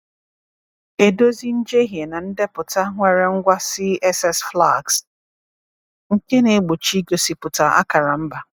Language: Igbo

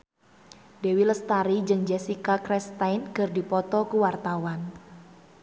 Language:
Sundanese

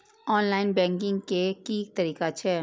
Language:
Maithili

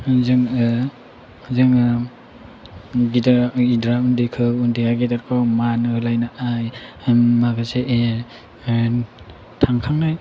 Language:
Bodo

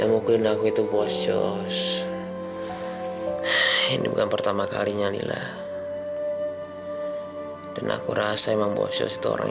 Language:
Indonesian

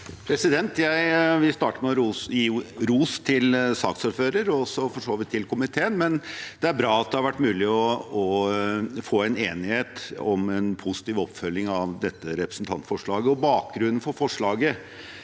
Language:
Norwegian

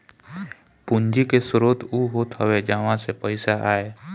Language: Bhojpuri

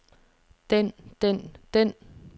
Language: Danish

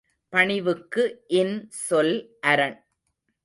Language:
Tamil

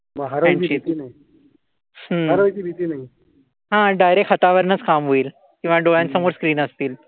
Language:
Marathi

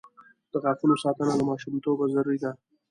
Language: Pashto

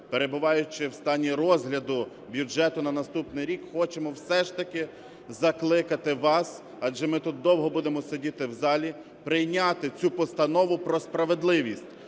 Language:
Ukrainian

